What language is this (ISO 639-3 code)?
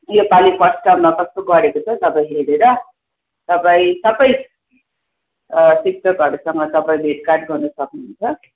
nep